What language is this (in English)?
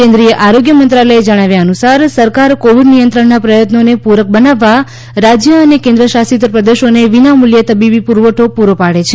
Gujarati